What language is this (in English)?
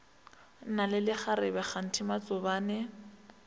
Northern Sotho